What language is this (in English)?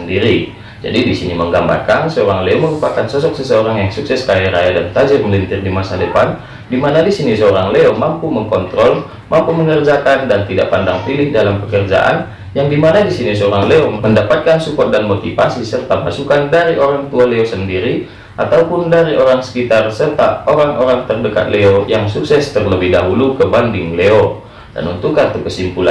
Indonesian